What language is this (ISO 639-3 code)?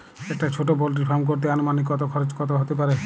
ben